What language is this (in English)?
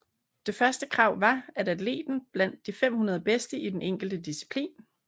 Danish